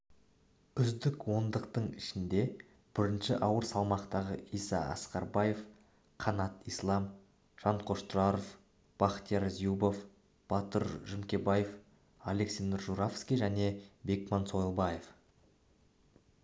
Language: Kazakh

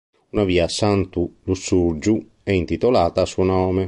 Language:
Italian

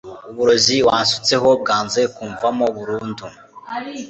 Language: Kinyarwanda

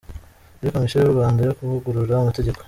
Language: Kinyarwanda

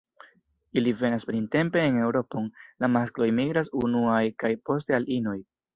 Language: Esperanto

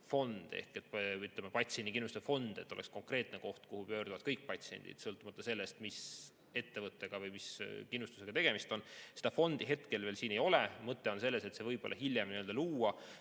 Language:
Estonian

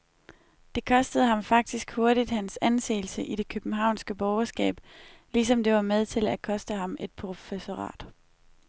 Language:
Danish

